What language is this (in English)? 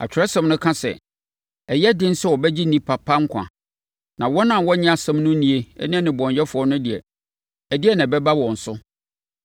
Akan